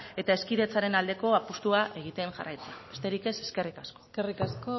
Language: Basque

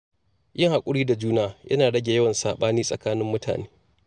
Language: Hausa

